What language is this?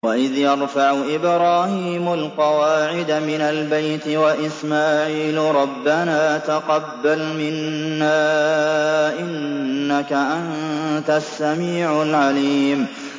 Arabic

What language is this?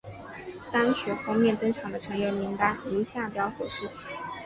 Chinese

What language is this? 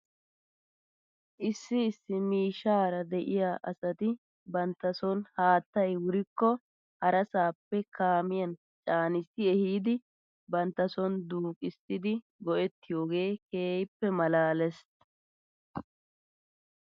Wolaytta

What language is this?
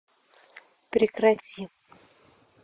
Russian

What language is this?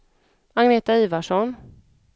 Swedish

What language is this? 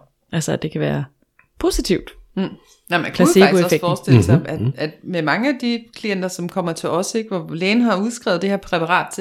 Danish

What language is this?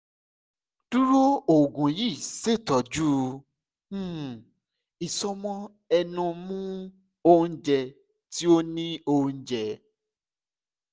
Yoruba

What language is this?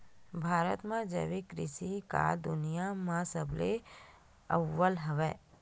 Chhattisgarhi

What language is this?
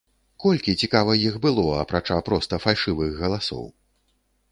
Belarusian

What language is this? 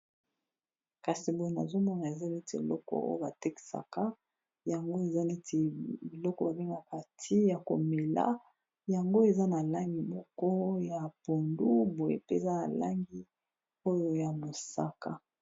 Lingala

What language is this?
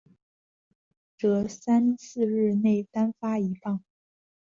Chinese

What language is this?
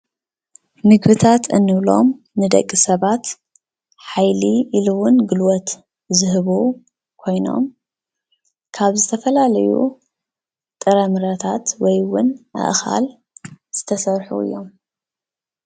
Tigrinya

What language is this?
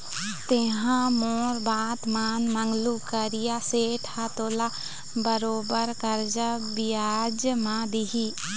Chhattisgarhi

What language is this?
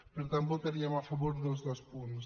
Catalan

